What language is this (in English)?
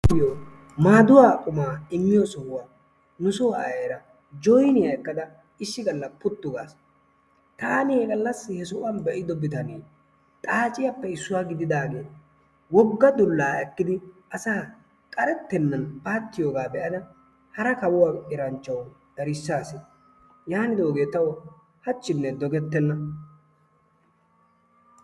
Wolaytta